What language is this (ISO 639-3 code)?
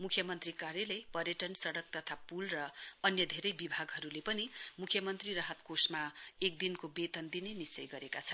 nep